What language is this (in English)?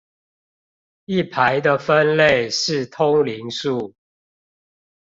Chinese